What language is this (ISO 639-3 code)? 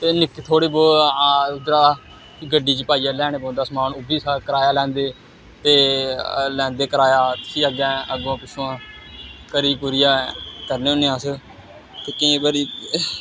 doi